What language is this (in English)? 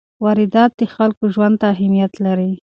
Pashto